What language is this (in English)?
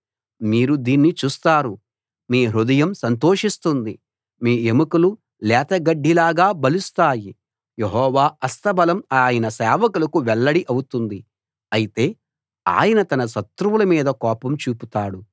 Telugu